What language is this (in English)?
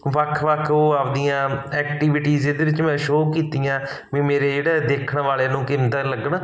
Punjabi